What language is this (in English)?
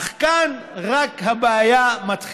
Hebrew